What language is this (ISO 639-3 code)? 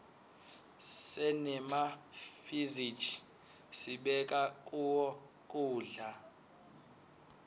ssw